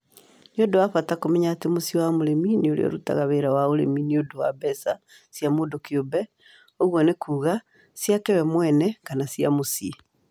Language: Kikuyu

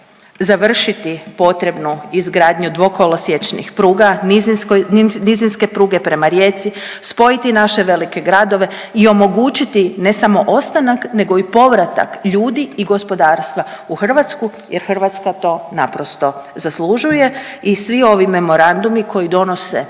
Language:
Croatian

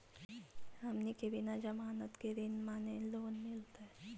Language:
Magahi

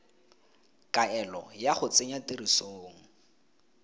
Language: Tswana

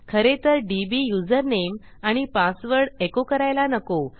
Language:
Marathi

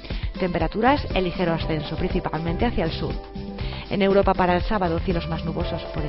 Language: Spanish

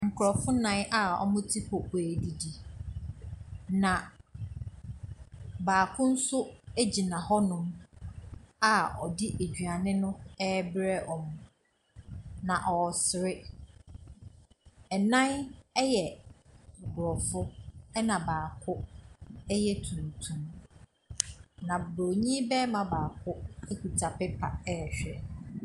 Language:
Akan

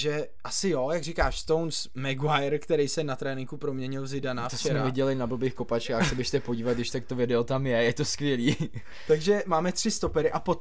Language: Czech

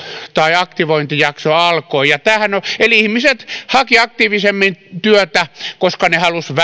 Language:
Finnish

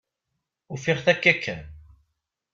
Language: Kabyle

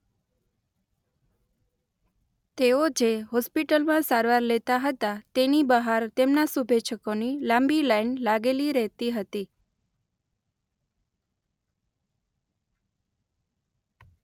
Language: Gujarati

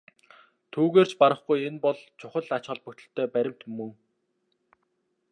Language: Mongolian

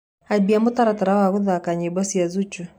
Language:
Kikuyu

